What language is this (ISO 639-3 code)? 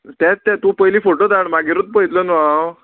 kok